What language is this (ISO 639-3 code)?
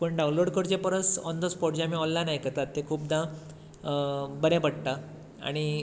kok